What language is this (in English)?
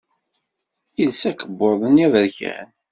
Kabyle